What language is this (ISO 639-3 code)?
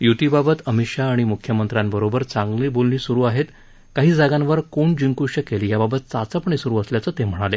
mar